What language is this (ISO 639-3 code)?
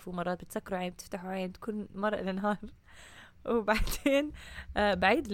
ara